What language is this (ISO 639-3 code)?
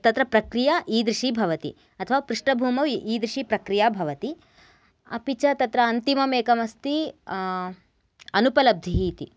san